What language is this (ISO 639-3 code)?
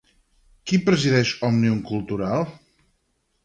cat